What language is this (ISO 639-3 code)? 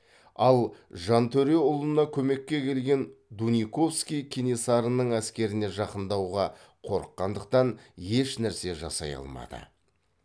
kaz